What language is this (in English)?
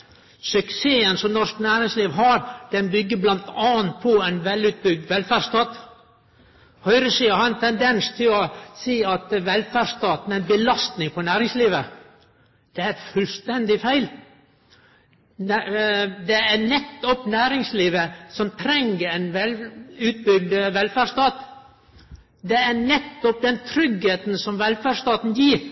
Norwegian Nynorsk